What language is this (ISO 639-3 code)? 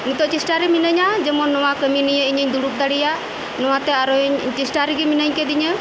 sat